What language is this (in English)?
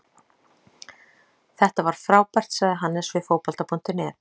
Icelandic